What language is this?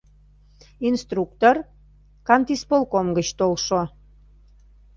Mari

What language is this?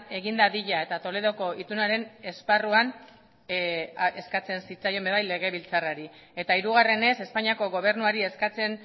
Basque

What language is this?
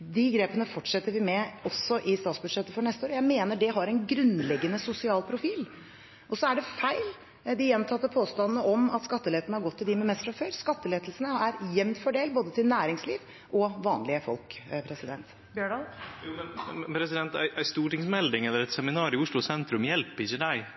Norwegian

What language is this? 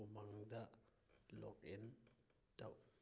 Manipuri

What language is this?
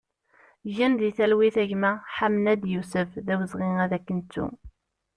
Kabyle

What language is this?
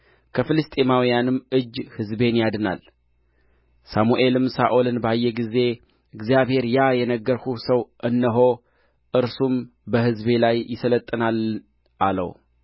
Amharic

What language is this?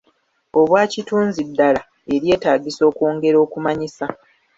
Ganda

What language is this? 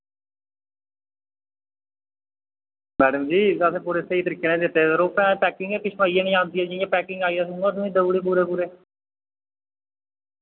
Dogri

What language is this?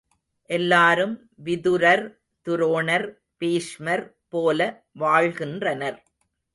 Tamil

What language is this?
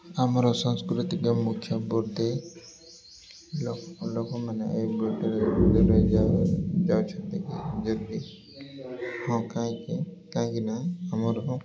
Odia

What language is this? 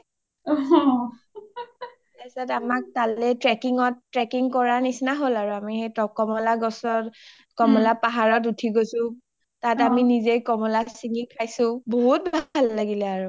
Assamese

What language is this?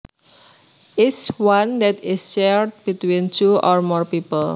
Javanese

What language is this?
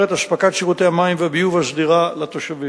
Hebrew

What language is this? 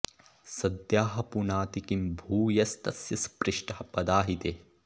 Sanskrit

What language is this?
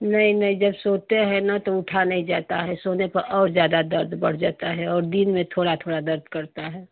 Hindi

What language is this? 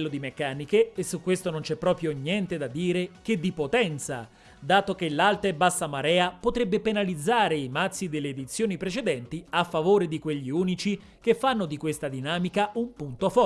Italian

